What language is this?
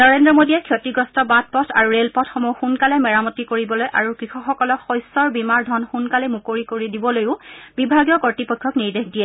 Assamese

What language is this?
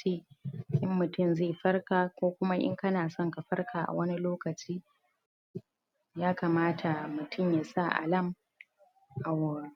Hausa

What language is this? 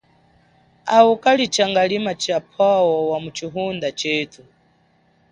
Chokwe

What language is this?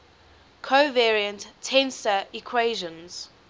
English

